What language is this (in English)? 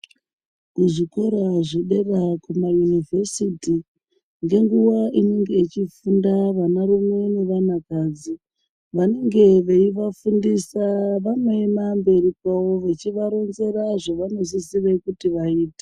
Ndau